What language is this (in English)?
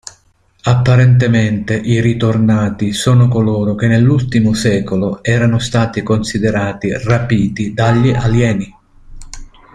Italian